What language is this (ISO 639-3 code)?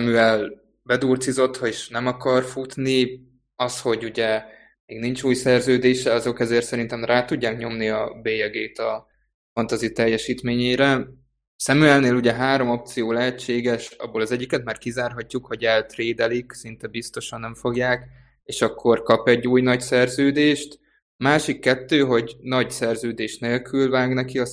hun